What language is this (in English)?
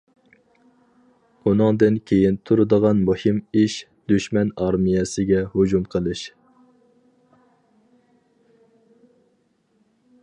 Uyghur